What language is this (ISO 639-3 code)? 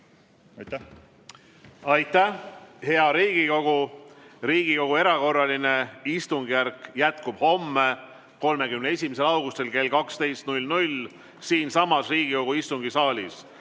est